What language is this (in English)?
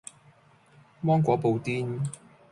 Cantonese